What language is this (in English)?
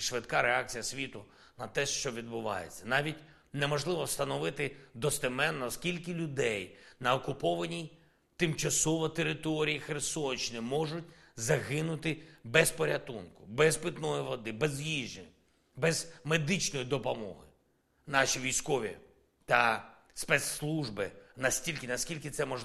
Ukrainian